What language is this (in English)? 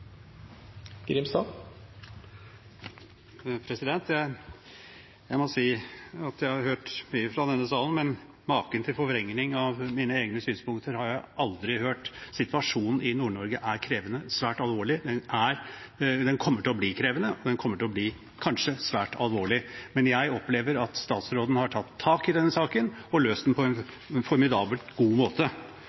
Norwegian Bokmål